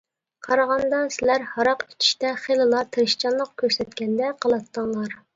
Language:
Uyghur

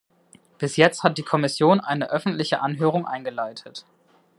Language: German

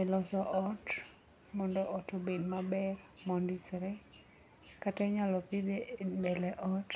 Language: Luo (Kenya and Tanzania)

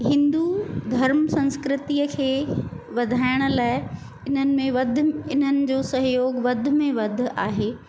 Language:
Sindhi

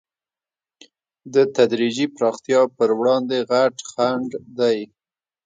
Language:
Pashto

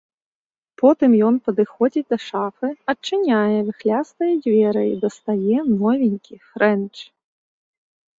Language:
Belarusian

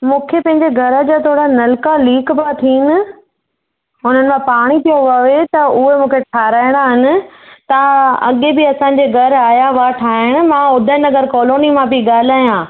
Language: Sindhi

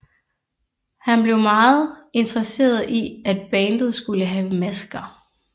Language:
Danish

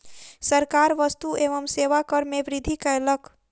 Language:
Maithili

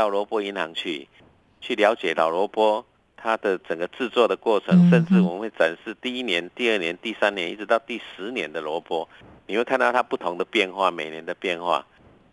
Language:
Chinese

